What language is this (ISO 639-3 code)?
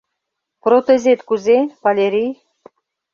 chm